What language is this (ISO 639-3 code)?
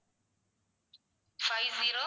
tam